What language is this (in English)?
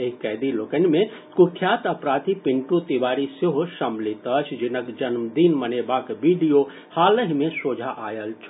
Maithili